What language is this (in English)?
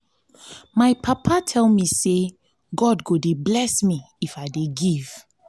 Nigerian Pidgin